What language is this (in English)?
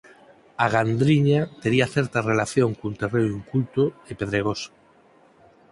Galician